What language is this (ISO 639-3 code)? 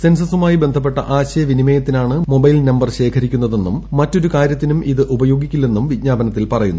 mal